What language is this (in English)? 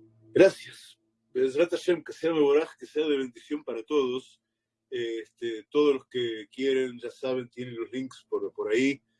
Spanish